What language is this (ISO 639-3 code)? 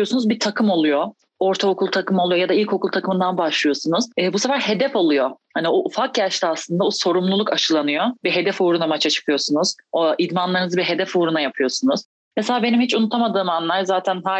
tur